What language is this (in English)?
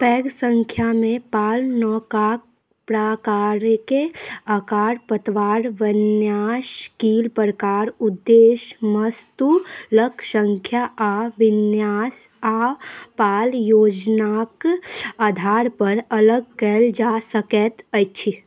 Maithili